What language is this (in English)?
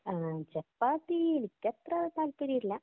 Malayalam